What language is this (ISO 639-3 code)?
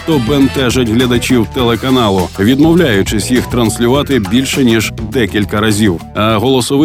ukr